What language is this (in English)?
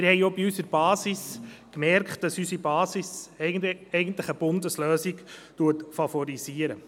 Swiss German